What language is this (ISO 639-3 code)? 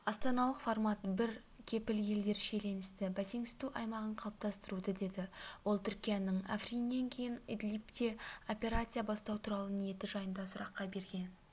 kaz